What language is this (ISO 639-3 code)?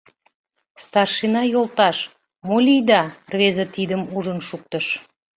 chm